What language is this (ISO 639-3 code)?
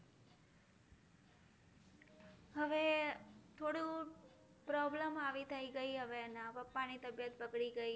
guj